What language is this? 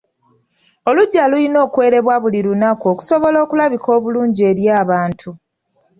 Ganda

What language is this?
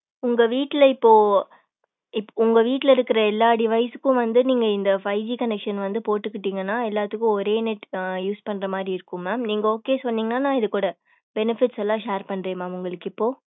Tamil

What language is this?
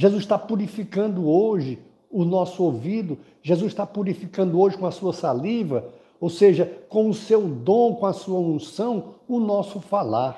Portuguese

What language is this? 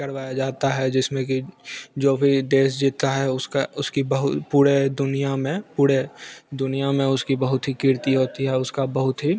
Hindi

